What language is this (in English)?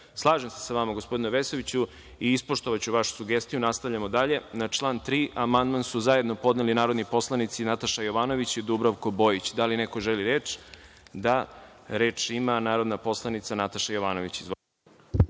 Serbian